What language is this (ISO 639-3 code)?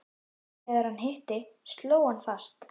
isl